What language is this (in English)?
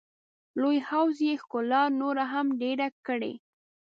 Pashto